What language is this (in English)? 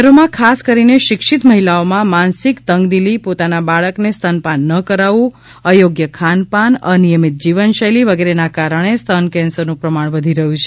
Gujarati